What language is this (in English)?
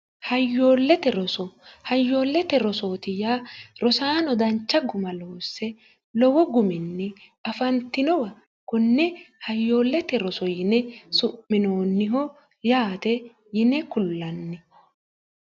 Sidamo